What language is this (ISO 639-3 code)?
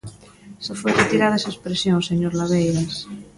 glg